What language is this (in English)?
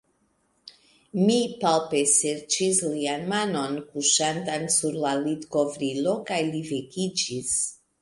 Esperanto